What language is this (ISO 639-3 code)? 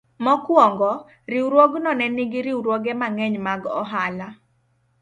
luo